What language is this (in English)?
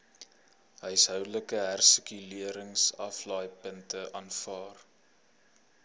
Afrikaans